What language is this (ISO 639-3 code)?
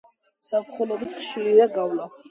kat